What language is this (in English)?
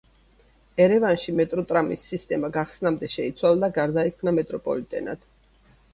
Georgian